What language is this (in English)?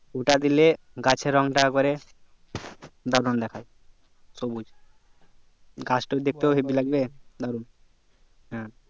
Bangla